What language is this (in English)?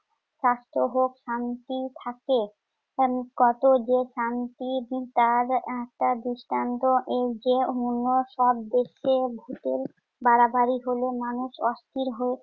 Bangla